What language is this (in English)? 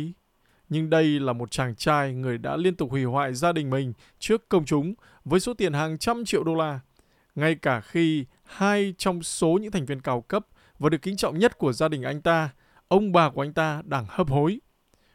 Vietnamese